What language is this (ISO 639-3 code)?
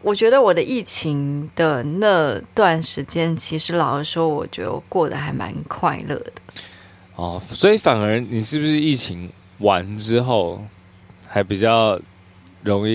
zho